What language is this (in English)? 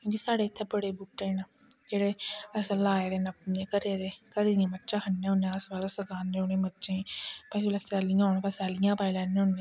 Dogri